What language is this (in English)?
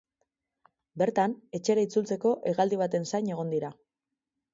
Basque